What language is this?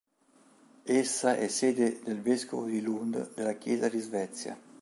Italian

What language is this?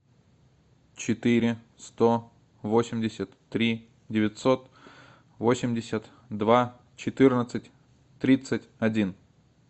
Russian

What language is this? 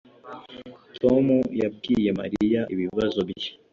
Kinyarwanda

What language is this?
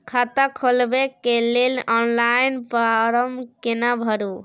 Maithili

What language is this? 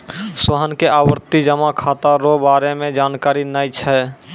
Maithili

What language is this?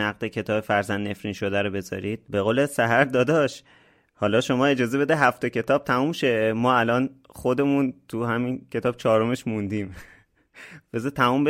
Persian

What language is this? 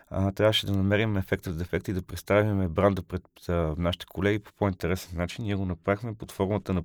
Bulgarian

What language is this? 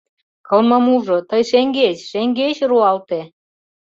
Mari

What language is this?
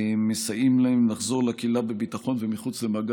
Hebrew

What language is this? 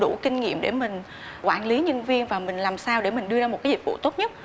Vietnamese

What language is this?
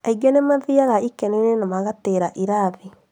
Kikuyu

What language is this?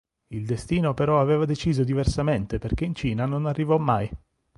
Italian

